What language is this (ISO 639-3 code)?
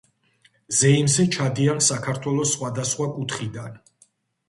kat